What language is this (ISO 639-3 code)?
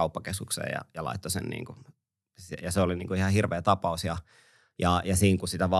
fin